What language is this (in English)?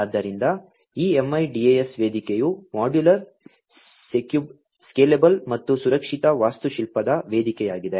Kannada